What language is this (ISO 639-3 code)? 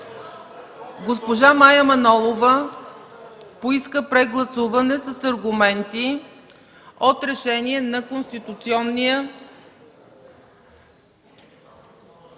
bul